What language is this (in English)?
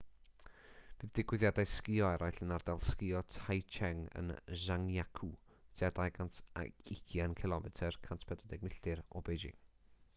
Welsh